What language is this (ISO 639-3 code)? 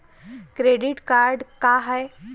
mar